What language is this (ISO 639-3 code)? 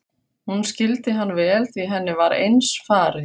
isl